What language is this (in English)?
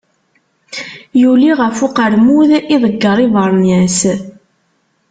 Kabyle